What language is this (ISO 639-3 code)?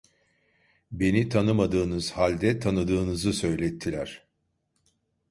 tur